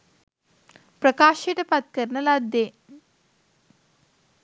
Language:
Sinhala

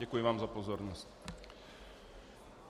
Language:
Czech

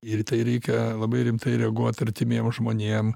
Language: Lithuanian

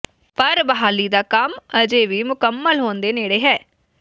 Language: Punjabi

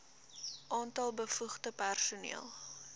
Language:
Afrikaans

